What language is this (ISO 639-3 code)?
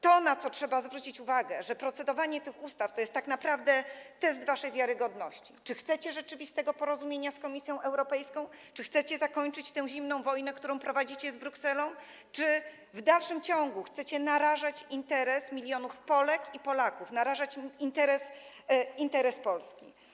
pol